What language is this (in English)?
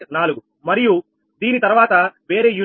Telugu